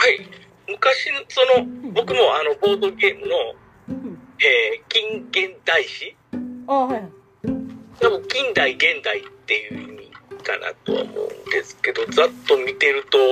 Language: Japanese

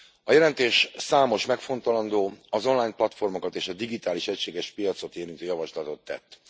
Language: Hungarian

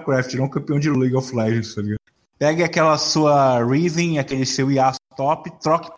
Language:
Portuguese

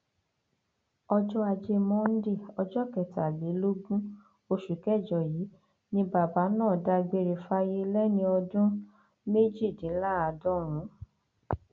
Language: Yoruba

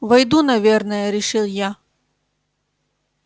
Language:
Russian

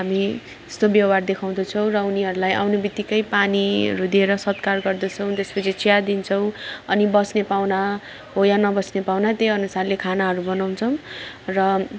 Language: Nepali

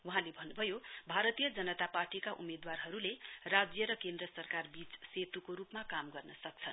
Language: Nepali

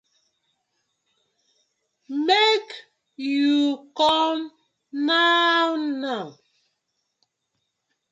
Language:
Nigerian Pidgin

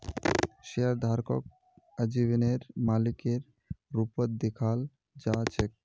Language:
Magahi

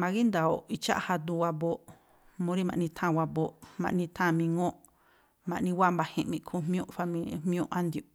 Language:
Tlacoapa Me'phaa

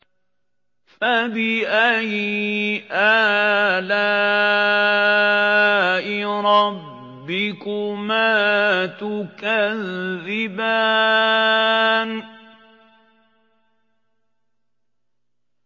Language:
Arabic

